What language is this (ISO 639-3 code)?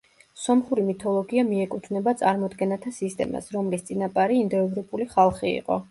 kat